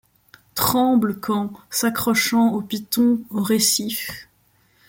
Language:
French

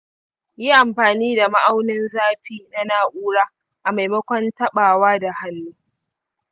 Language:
Hausa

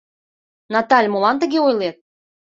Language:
Mari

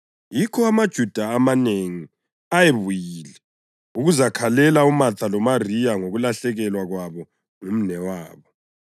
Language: North Ndebele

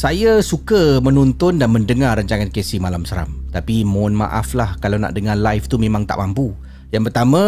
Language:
Malay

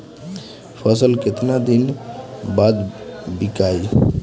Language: Bhojpuri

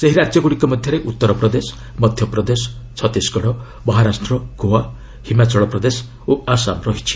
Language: Odia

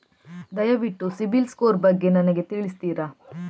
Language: Kannada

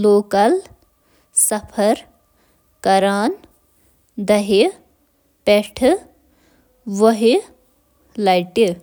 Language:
Kashmiri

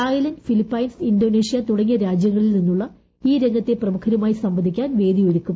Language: Malayalam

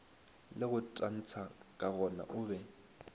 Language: Northern Sotho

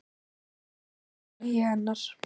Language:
Icelandic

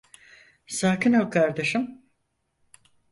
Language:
Turkish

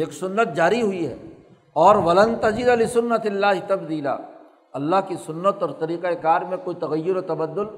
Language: Urdu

